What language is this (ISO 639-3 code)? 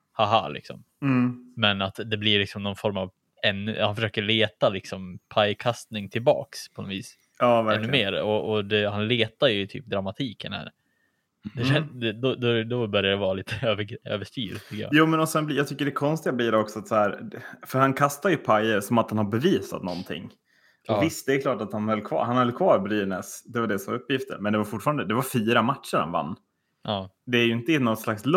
swe